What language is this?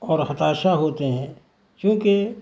Urdu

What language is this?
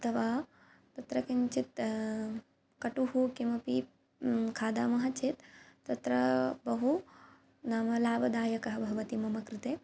Sanskrit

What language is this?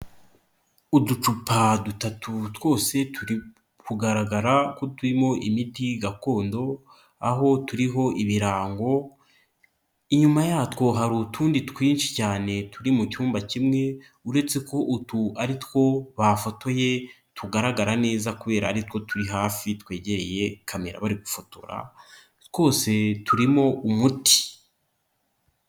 Kinyarwanda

